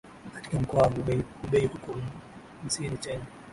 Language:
Swahili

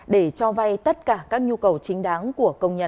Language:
Vietnamese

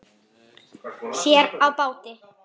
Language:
Icelandic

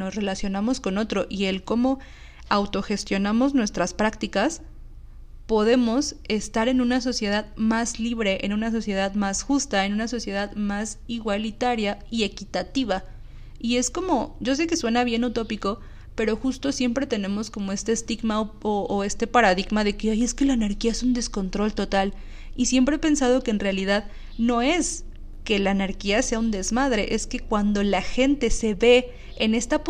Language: Spanish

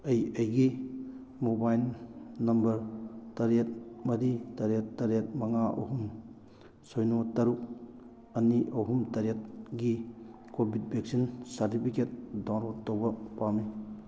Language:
Manipuri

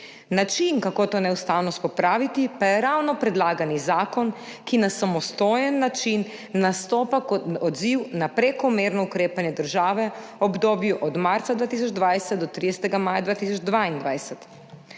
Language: Slovenian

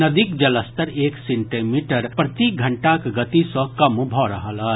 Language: Maithili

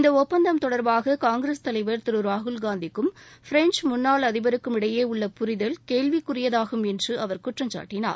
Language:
Tamil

